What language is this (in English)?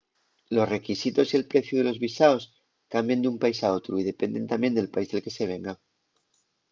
Asturian